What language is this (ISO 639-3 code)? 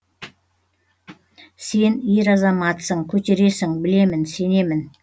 kaz